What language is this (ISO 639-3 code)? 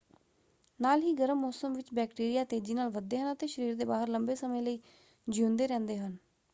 pan